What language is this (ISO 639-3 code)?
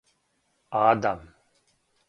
srp